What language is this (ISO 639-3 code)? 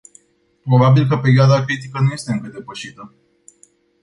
ron